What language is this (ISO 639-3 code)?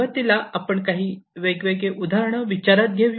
mar